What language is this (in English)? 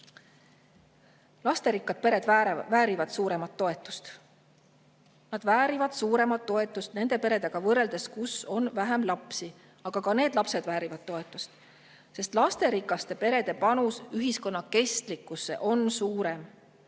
Estonian